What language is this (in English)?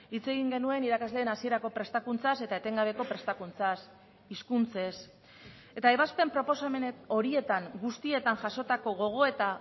Basque